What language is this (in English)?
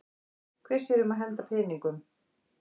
Icelandic